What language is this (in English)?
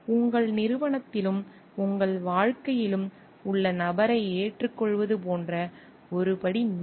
Tamil